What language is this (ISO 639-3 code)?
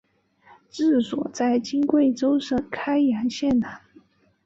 zho